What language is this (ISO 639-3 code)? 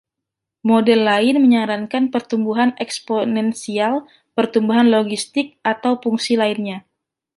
ind